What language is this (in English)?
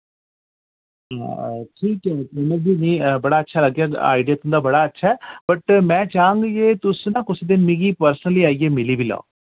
Dogri